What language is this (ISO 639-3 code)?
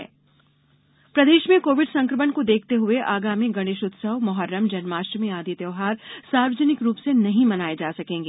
hin